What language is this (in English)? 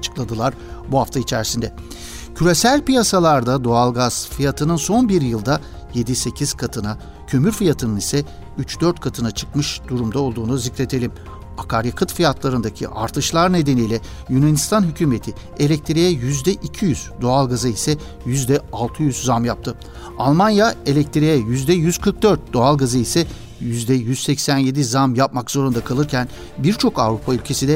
Turkish